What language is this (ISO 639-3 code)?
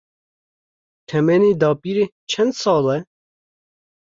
kur